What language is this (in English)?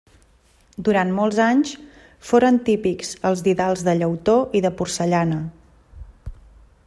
Catalan